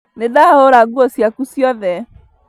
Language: Kikuyu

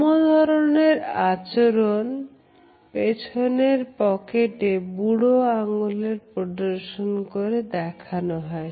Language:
Bangla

